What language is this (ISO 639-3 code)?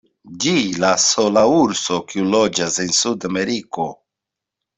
epo